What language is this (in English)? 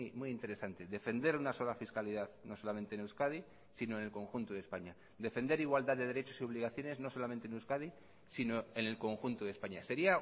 Spanish